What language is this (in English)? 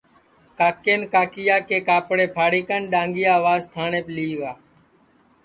Sansi